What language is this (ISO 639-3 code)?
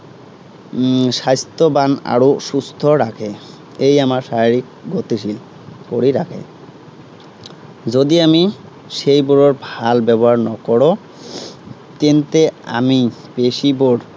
asm